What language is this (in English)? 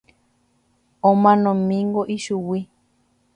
Guarani